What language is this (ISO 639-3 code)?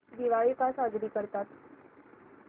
mar